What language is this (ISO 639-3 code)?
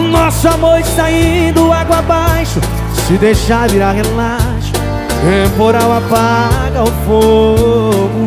por